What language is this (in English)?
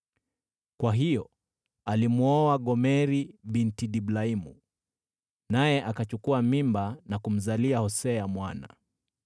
Swahili